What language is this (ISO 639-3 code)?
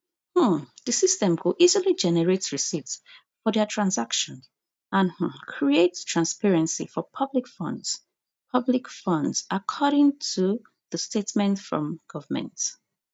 pcm